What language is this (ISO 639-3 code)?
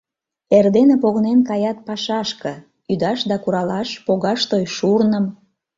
chm